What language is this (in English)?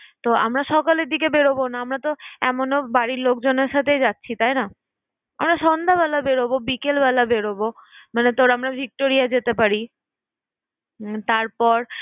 Bangla